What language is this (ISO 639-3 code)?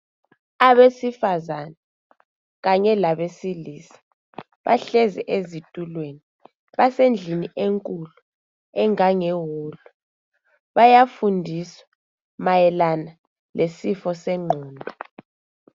nde